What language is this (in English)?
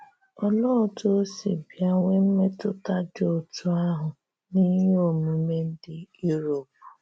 Igbo